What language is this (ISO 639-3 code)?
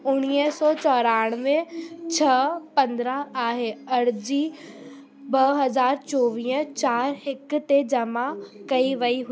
snd